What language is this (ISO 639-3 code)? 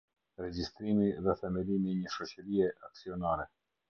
sqi